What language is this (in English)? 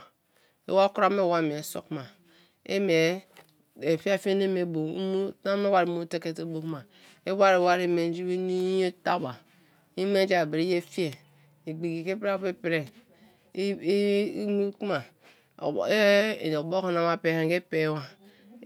Kalabari